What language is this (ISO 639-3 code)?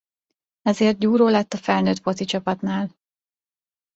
hun